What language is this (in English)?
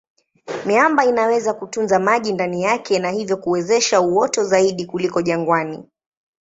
Swahili